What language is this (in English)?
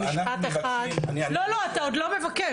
Hebrew